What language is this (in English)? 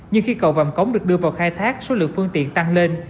Vietnamese